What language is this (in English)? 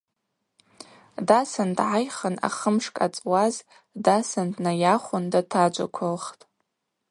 Abaza